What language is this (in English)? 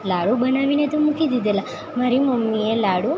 Gujarati